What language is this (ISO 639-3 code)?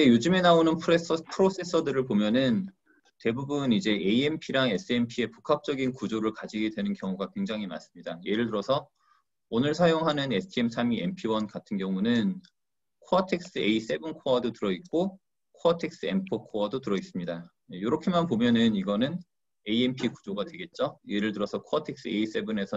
kor